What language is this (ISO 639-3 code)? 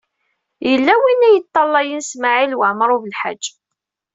kab